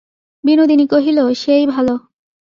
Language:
Bangla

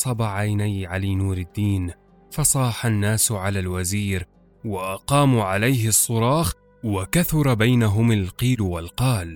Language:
Arabic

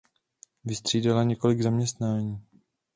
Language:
Czech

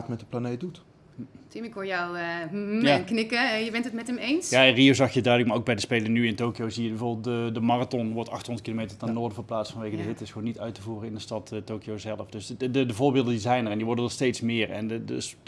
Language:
Dutch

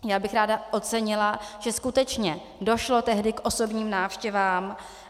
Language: Czech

